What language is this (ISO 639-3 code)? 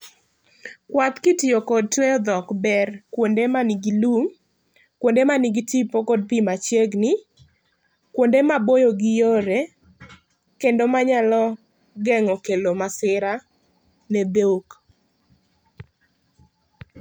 luo